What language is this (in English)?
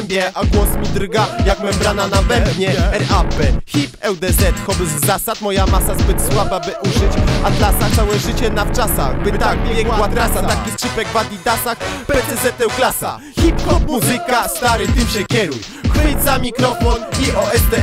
Polish